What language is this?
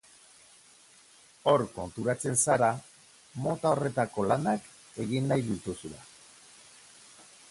Basque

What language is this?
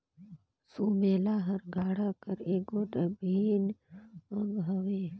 Chhattisgarhi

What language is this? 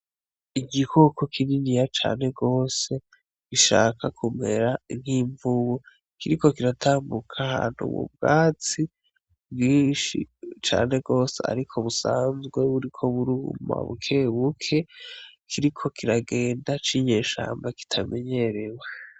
Rundi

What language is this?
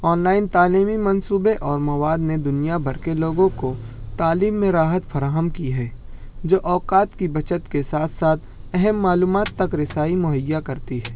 Urdu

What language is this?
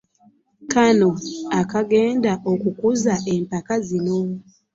Ganda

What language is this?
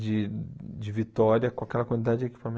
Portuguese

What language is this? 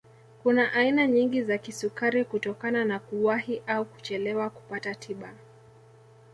Swahili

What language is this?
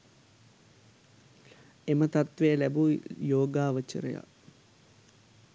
Sinhala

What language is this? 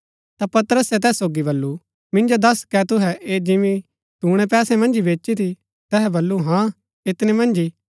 Gaddi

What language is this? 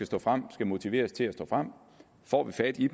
Danish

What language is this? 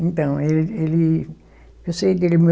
Portuguese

